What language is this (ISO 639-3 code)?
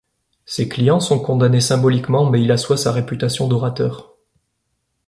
fra